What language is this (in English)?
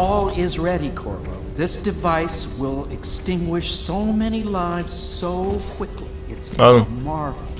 Turkish